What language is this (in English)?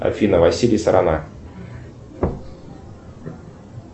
Russian